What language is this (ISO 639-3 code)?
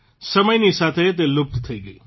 guj